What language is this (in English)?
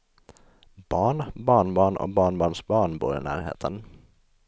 Swedish